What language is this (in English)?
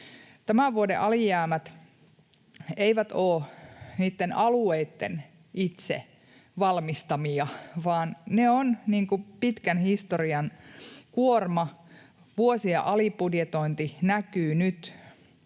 Finnish